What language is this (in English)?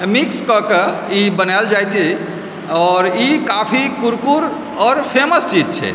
Maithili